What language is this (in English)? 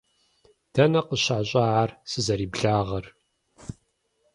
Kabardian